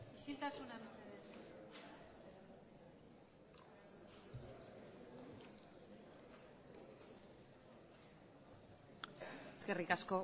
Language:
Basque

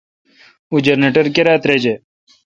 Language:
Kalkoti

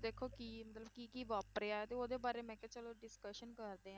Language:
Punjabi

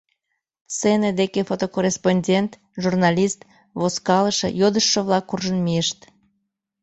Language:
Mari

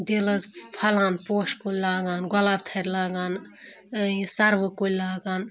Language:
Kashmiri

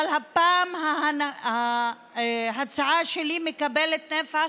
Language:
Hebrew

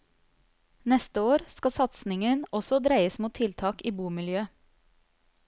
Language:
Norwegian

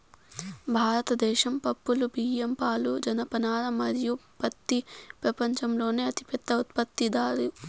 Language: Telugu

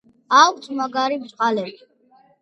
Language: Georgian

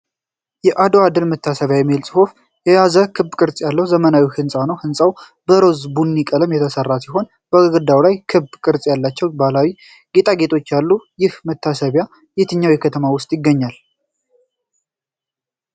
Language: Amharic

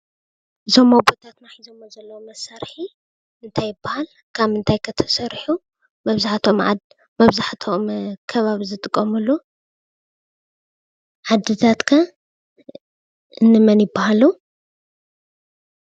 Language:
Tigrinya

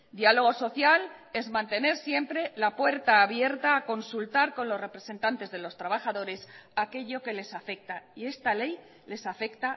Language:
Spanish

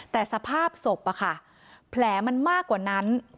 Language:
Thai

